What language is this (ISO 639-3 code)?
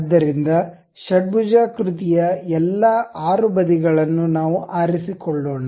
kan